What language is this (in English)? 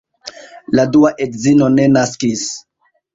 Esperanto